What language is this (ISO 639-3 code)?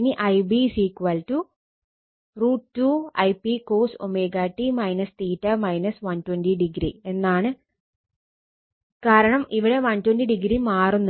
mal